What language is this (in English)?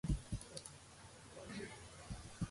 Georgian